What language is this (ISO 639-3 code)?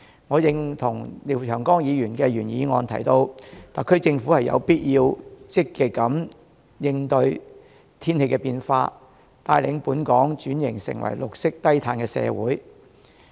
yue